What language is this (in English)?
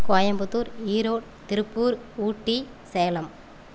Tamil